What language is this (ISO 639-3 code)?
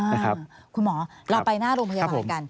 tha